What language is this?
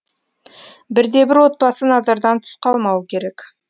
Kazakh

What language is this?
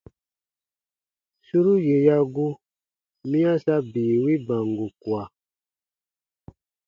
Baatonum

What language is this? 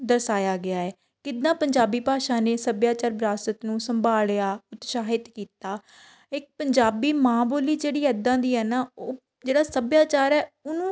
Punjabi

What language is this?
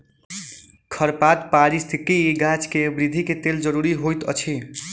Maithili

